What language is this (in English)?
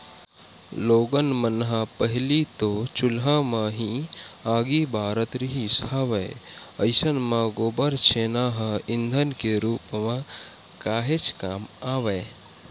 Chhattisgarhi